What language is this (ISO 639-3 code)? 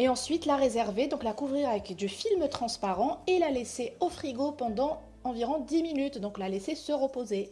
fra